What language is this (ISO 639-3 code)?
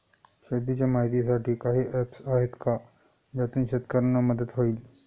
mar